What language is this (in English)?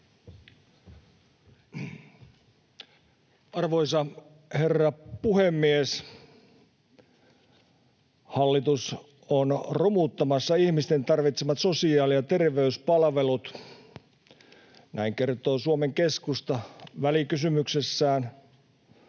Finnish